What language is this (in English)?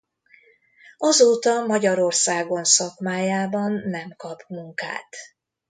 Hungarian